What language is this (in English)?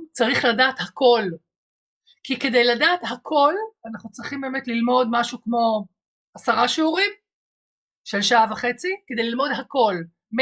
Hebrew